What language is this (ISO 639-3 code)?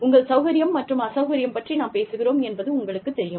tam